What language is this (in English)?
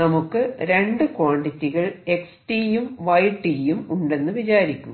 Malayalam